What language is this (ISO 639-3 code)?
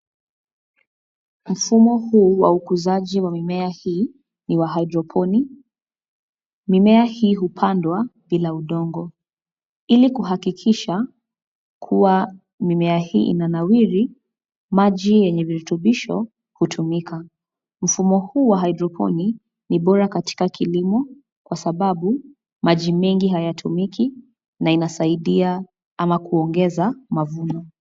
swa